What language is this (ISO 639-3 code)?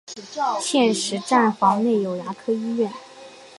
zho